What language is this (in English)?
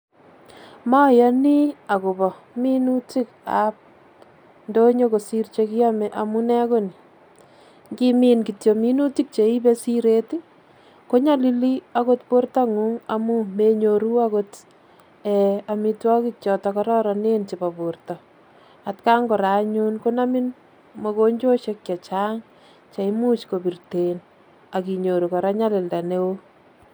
Kalenjin